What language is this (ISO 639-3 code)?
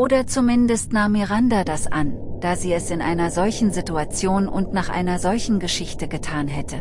deu